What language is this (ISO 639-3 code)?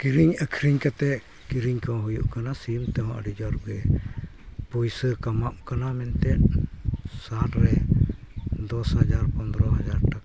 sat